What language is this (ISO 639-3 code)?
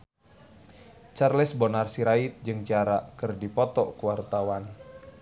sun